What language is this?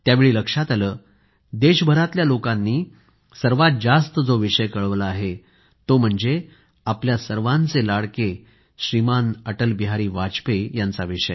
Marathi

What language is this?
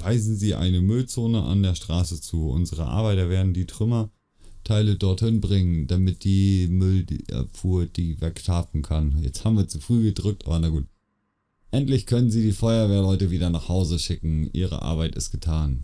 German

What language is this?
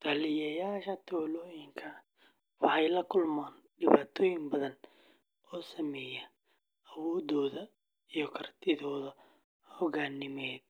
Somali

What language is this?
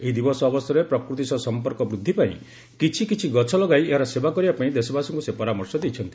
Odia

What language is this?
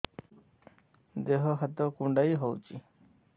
Odia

